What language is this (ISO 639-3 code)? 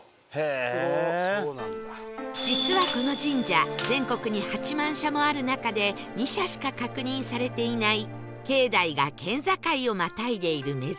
jpn